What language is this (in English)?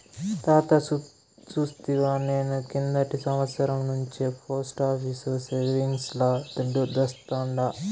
Telugu